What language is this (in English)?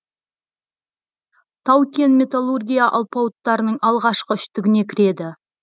Kazakh